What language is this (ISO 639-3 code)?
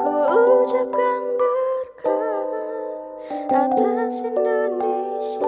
ind